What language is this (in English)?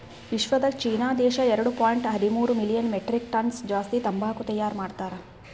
Kannada